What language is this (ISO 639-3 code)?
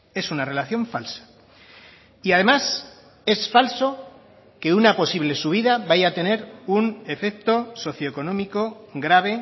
spa